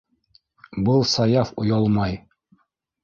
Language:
Bashkir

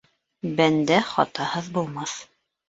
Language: Bashkir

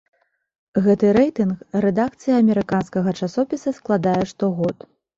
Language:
Belarusian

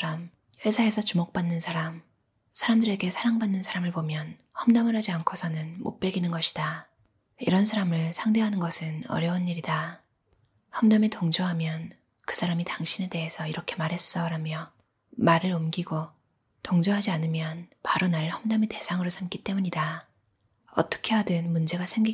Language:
Korean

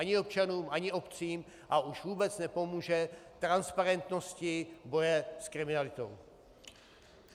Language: Czech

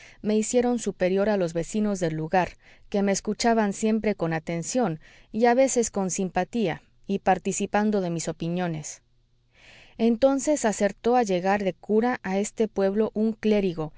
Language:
Spanish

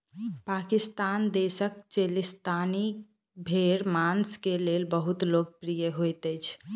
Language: Maithili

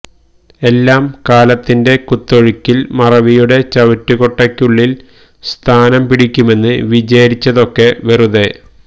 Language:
Malayalam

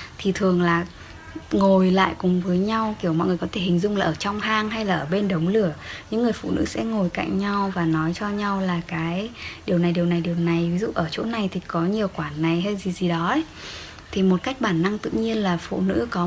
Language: Vietnamese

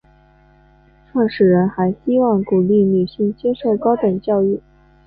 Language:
Chinese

